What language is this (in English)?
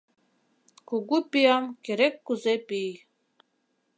Mari